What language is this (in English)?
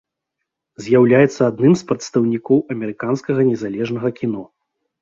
Belarusian